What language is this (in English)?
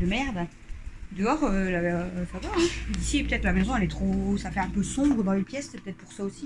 French